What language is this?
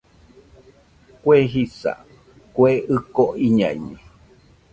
Nüpode Huitoto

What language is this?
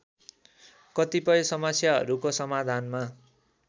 Nepali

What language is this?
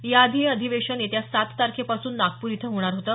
Marathi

